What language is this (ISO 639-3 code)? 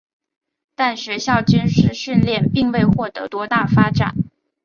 zho